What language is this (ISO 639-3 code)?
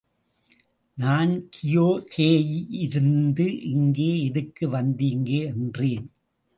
tam